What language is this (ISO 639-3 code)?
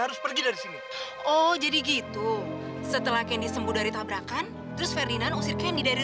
ind